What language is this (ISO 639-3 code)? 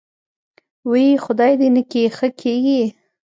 pus